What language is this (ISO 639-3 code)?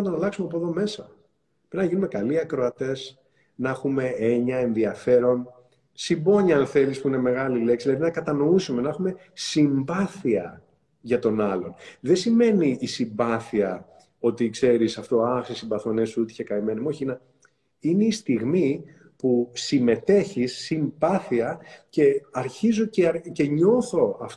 ell